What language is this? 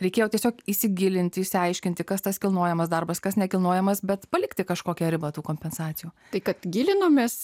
Lithuanian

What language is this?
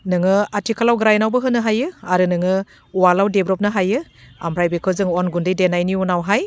Bodo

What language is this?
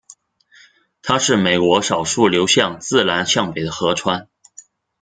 Chinese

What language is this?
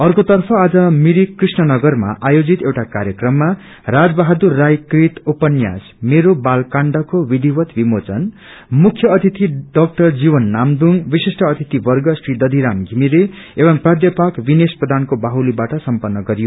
Nepali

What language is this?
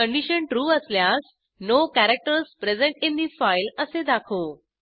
Marathi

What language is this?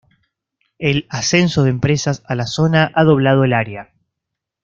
Spanish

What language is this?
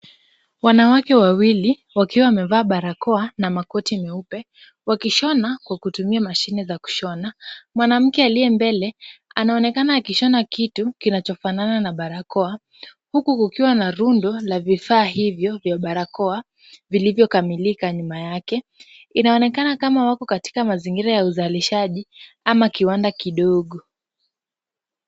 Swahili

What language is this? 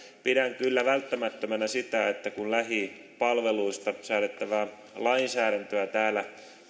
Finnish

